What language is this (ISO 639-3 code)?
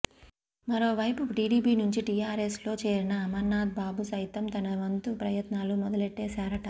tel